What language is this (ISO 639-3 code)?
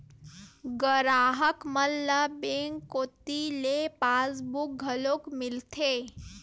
hne